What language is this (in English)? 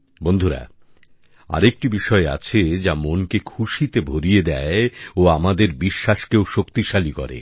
Bangla